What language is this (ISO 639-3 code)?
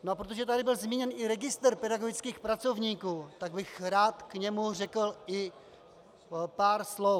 ces